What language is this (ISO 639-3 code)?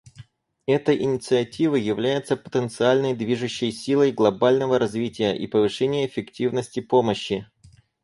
rus